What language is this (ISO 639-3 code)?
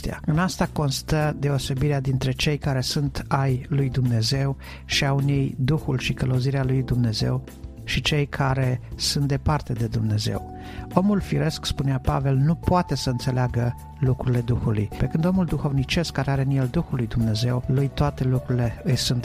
ron